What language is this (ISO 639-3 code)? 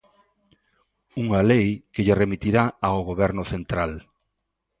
glg